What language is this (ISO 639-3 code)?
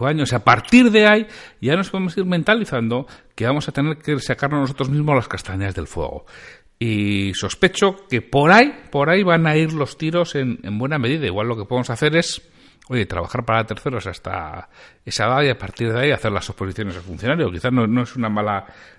spa